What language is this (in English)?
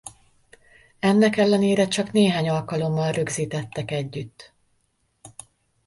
Hungarian